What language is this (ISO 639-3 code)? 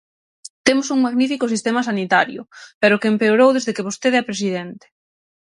glg